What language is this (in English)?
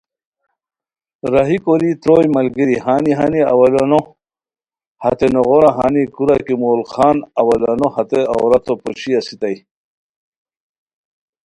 Khowar